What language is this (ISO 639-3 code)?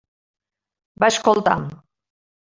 cat